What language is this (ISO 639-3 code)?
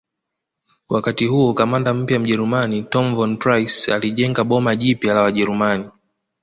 swa